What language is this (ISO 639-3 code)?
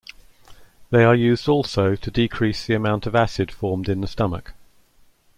eng